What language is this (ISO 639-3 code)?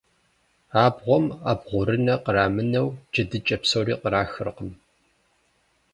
kbd